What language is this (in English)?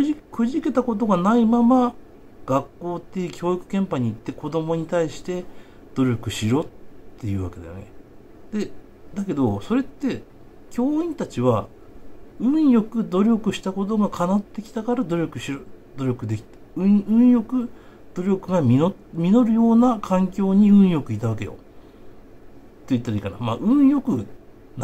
Japanese